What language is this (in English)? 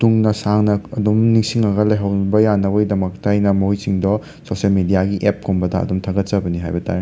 Manipuri